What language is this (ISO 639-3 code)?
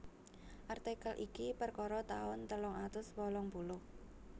jav